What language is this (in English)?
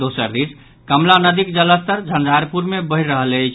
Maithili